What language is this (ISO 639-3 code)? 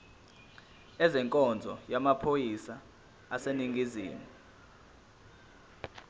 zul